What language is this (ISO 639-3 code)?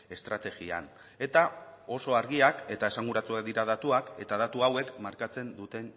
eus